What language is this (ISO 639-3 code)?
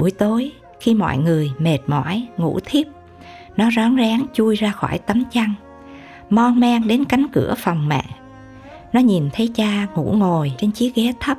vie